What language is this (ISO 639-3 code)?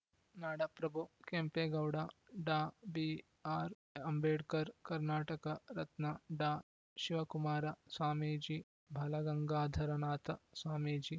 kan